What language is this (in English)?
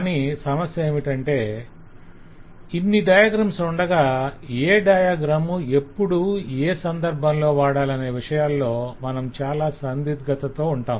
Telugu